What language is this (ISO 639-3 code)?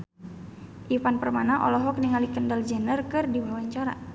sun